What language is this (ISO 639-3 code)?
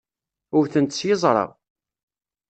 kab